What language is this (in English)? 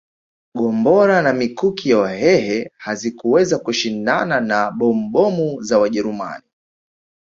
Swahili